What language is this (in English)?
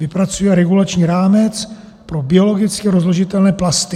Czech